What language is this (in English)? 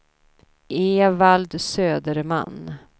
Swedish